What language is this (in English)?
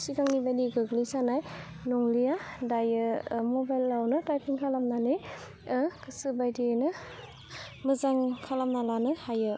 Bodo